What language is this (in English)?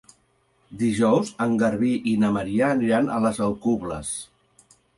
Catalan